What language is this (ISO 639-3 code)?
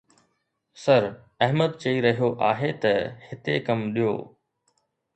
snd